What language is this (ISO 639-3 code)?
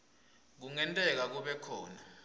ssw